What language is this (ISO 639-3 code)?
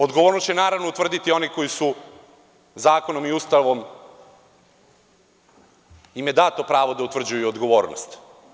srp